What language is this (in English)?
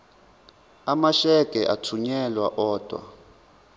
Zulu